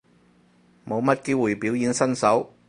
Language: Cantonese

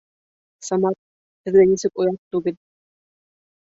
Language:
Bashkir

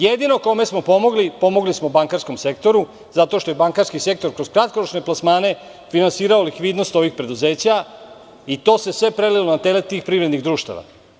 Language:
Serbian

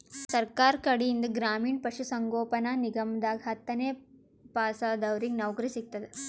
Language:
Kannada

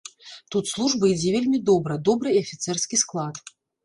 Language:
Belarusian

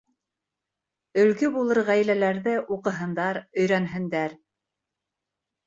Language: Bashkir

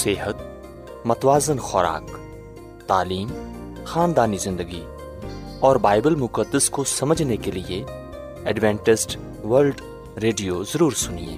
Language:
Urdu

